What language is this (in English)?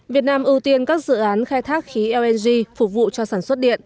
Vietnamese